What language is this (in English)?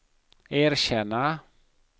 Swedish